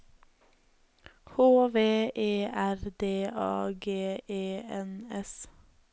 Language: Norwegian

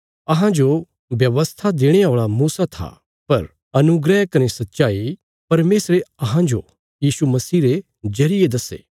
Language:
Bilaspuri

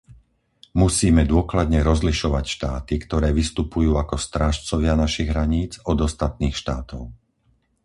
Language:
Slovak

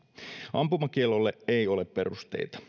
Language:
Finnish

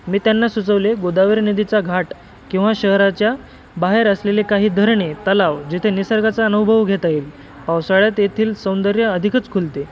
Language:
Marathi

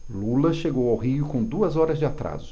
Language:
Portuguese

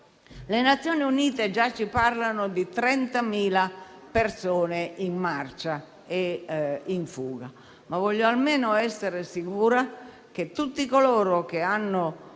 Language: Italian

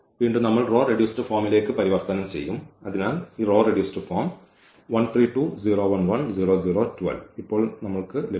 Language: Malayalam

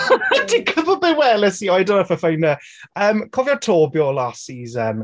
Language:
Welsh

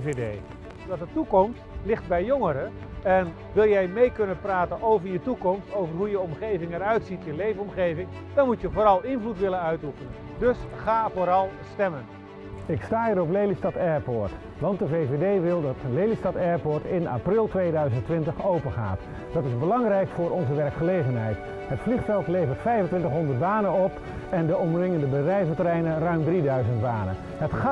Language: Dutch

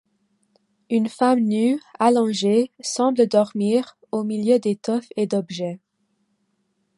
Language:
French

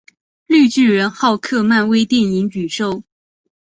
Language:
Chinese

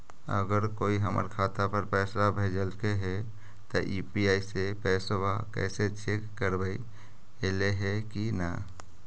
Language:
Magahi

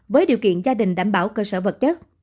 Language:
Vietnamese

